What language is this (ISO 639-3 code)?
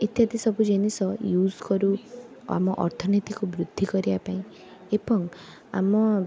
ori